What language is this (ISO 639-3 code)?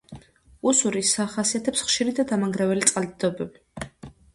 kat